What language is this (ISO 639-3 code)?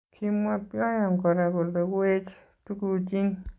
kln